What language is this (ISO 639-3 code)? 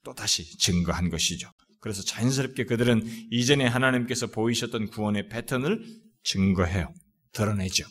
kor